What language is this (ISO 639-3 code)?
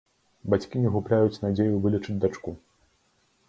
bel